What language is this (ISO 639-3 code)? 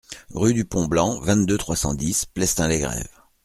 fra